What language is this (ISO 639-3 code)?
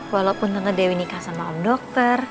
ind